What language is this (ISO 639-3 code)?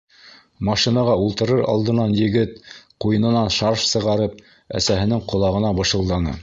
bak